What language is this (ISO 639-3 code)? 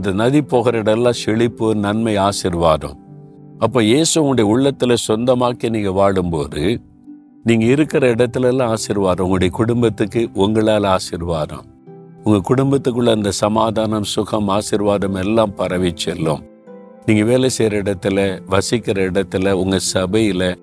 tam